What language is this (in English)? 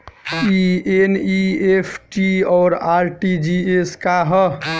Bhojpuri